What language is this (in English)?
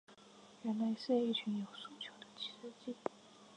Chinese